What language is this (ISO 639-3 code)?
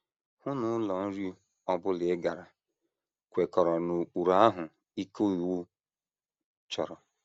ibo